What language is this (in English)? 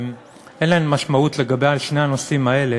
Hebrew